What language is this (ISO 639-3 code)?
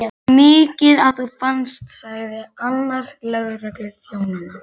isl